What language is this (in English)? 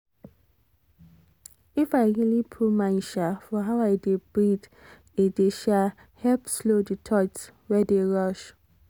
Nigerian Pidgin